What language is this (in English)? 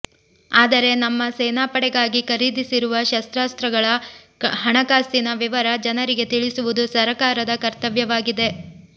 Kannada